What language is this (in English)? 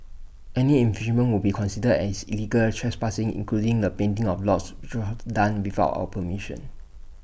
English